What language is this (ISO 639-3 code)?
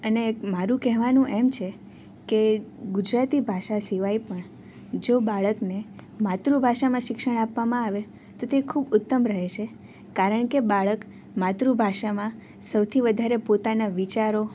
guj